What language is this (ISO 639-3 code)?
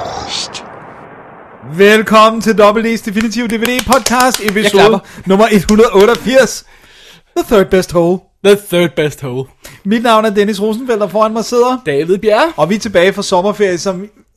dan